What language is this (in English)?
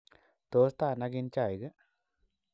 Kalenjin